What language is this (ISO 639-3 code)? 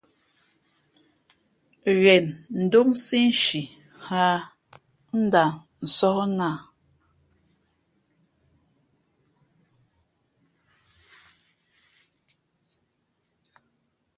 fmp